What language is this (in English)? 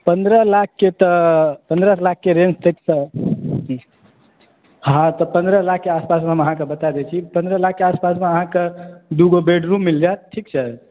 Maithili